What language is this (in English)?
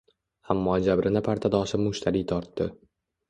Uzbek